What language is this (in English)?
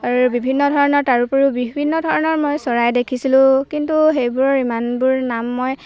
Assamese